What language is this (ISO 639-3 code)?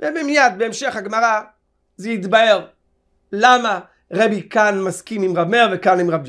heb